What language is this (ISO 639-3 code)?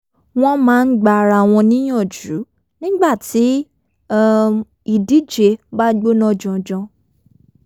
yor